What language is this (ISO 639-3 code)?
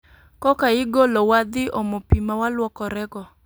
luo